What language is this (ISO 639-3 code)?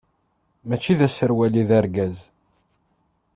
kab